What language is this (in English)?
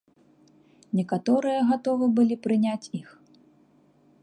Belarusian